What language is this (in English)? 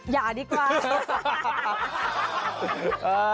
Thai